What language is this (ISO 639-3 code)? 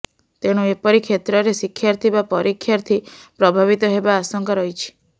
ori